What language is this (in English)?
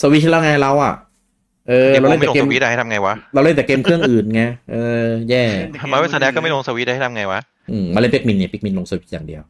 Thai